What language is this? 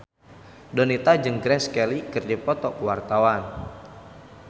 Sundanese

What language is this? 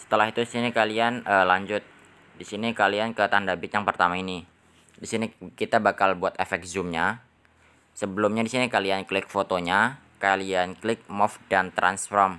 Indonesian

